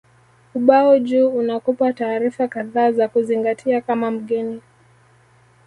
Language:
Swahili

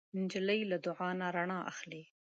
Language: Pashto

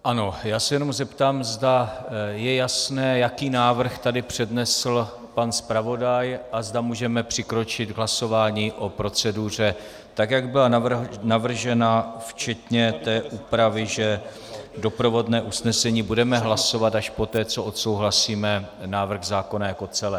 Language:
Czech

